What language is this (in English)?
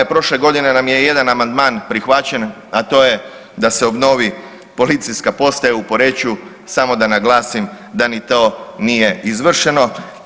Croatian